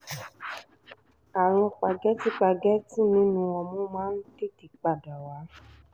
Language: Yoruba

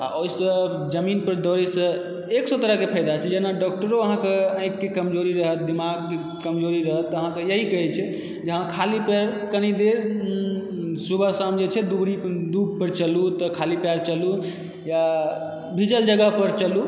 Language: Maithili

